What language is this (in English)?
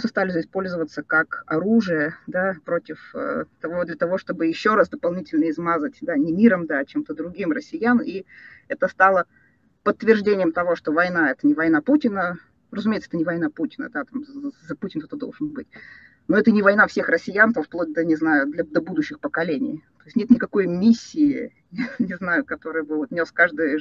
Russian